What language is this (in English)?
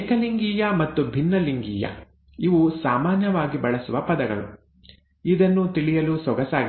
Kannada